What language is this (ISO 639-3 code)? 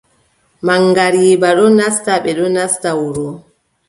fub